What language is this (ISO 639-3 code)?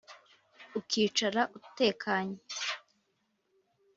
kin